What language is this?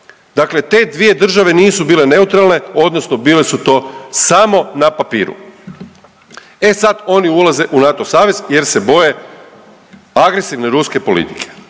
Croatian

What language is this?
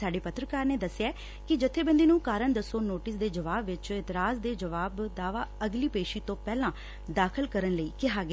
Punjabi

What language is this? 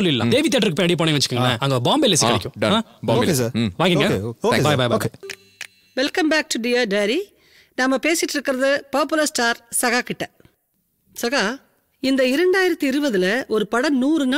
Dutch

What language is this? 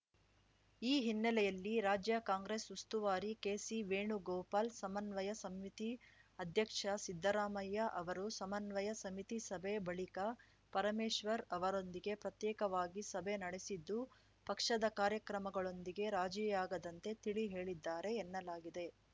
Kannada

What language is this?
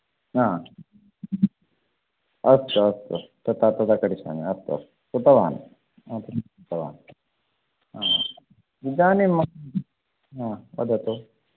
Sanskrit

